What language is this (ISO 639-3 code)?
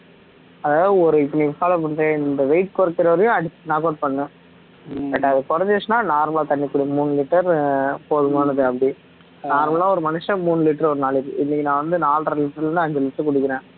tam